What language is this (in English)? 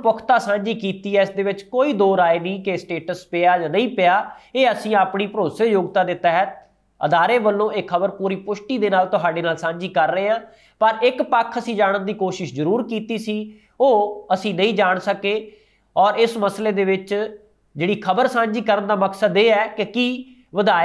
Hindi